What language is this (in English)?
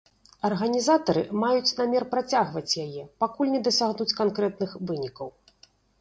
Belarusian